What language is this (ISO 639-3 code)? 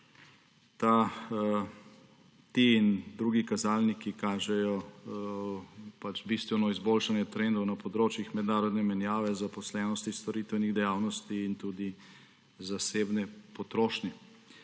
slv